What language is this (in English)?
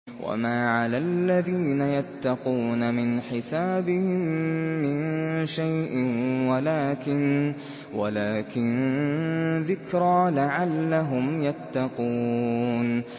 Arabic